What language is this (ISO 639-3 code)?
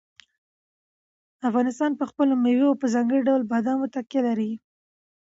pus